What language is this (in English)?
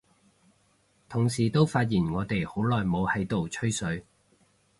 Cantonese